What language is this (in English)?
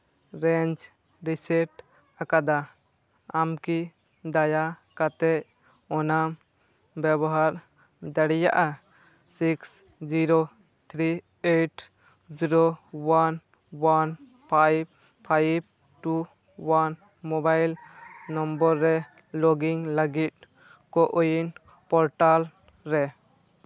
Santali